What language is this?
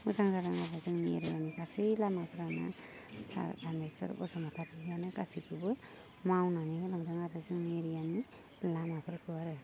Bodo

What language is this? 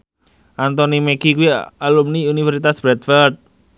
Javanese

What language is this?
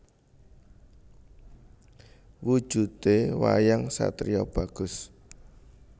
Javanese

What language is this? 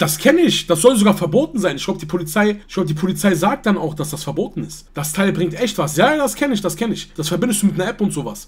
German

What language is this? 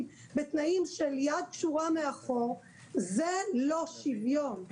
Hebrew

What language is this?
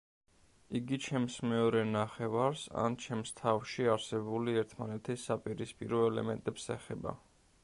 Georgian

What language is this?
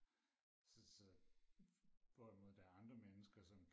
Danish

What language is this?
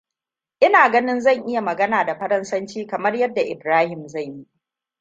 Hausa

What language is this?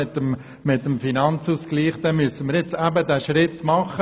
Swiss German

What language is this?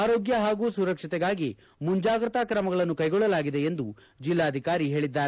Kannada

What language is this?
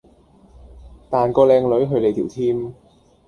Cantonese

